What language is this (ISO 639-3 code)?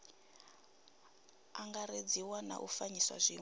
ven